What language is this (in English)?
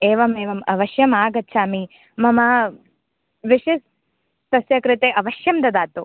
Sanskrit